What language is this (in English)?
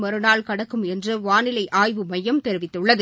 Tamil